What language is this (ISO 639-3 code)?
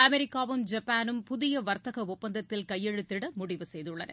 tam